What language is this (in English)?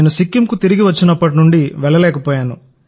Telugu